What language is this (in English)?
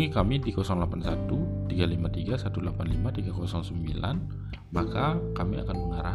Indonesian